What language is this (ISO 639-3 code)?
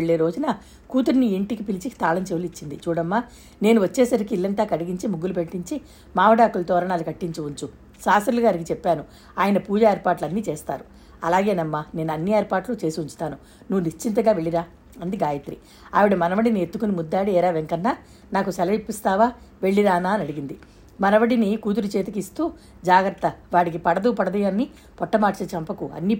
tel